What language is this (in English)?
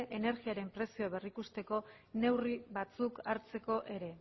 Basque